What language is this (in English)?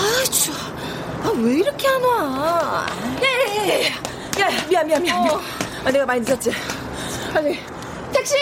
Korean